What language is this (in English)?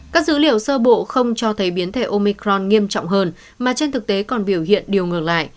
Vietnamese